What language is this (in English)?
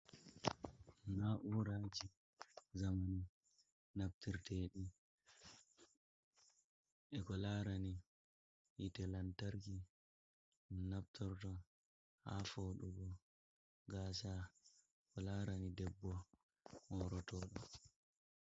Fula